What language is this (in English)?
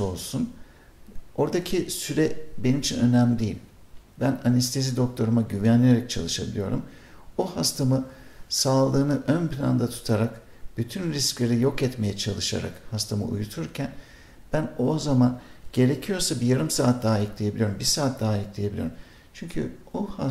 Turkish